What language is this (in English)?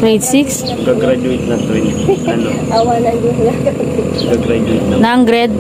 Filipino